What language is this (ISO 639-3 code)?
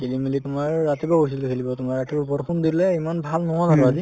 asm